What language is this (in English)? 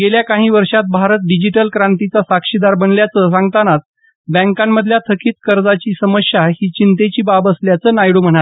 Marathi